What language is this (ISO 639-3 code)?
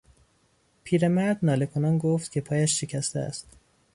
fas